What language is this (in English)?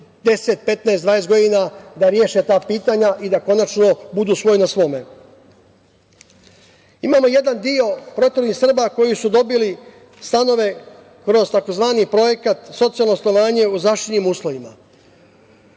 Serbian